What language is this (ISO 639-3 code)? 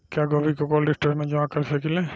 bho